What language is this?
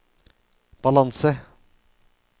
Norwegian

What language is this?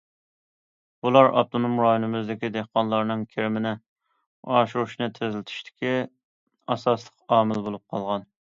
Uyghur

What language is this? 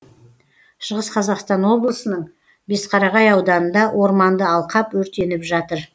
Kazakh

